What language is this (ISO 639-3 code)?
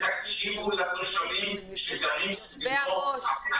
heb